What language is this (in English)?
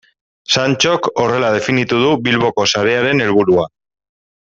Basque